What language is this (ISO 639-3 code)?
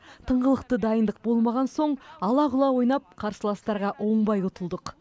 kaz